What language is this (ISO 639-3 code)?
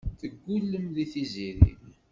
kab